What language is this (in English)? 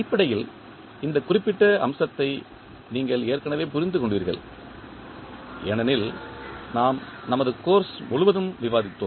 Tamil